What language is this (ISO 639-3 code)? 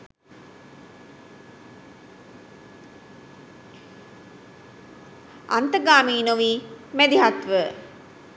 sin